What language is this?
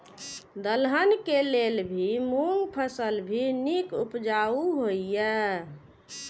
Maithili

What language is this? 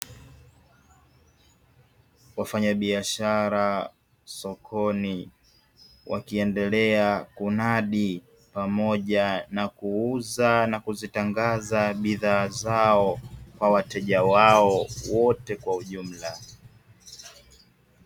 Swahili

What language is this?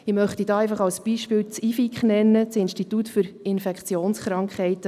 Swiss German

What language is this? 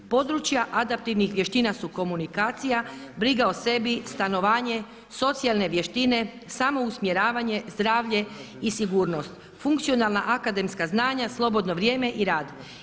Croatian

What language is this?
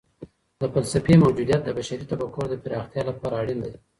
Pashto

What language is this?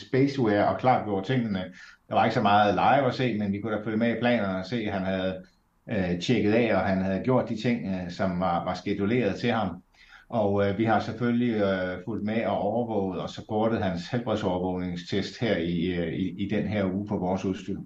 Danish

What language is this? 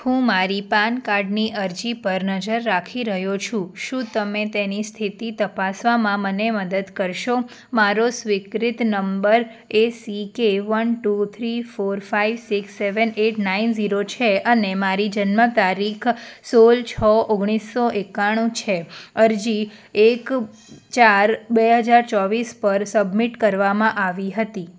Gujarati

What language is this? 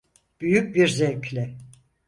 Turkish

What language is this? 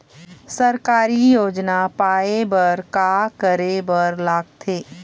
Chhattisgarhi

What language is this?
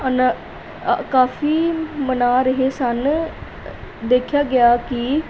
Punjabi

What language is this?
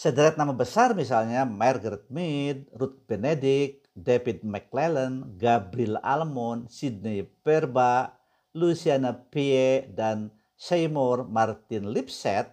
Indonesian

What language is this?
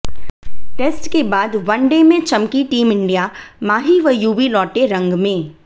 Hindi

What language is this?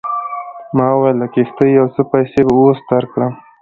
Pashto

